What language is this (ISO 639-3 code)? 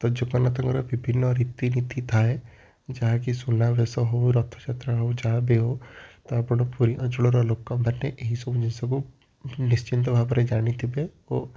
ori